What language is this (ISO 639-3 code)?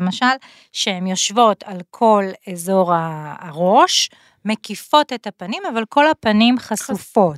heb